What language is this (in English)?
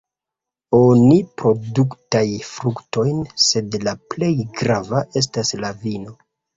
Esperanto